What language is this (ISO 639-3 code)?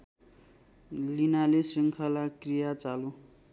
nep